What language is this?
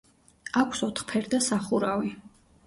Georgian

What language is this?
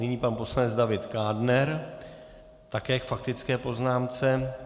Czech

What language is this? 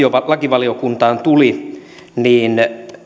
Finnish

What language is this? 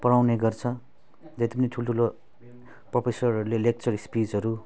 Nepali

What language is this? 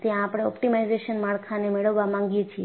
Gujarati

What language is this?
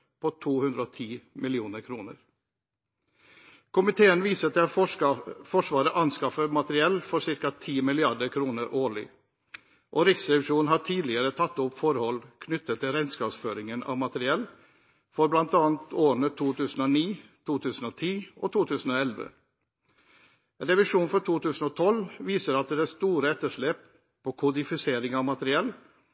Norwegian Bokmål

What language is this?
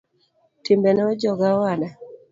Luo (Kenya and Tanzania)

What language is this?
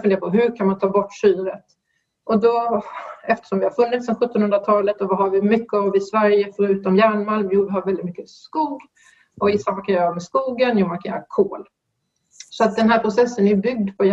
Swedish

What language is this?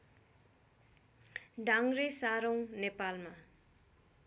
Nepali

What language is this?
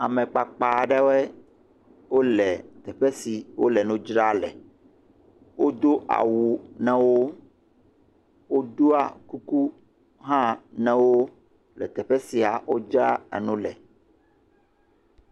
Ewe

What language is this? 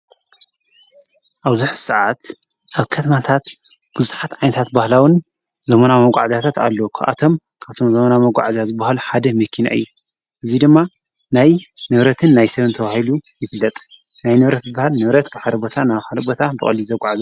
Tigrinya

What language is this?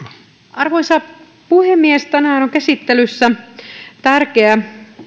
Finnish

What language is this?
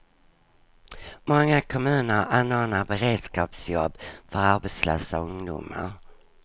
Swedish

